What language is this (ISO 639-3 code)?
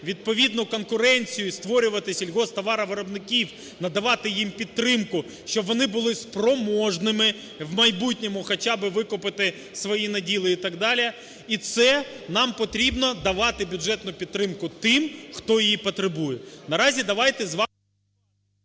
ukr